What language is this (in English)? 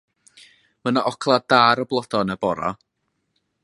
Welsh